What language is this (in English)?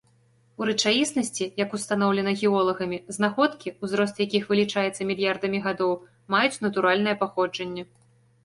Belarusian